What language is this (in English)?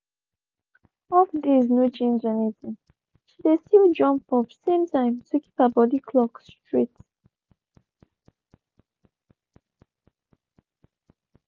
Nigerian Pidgin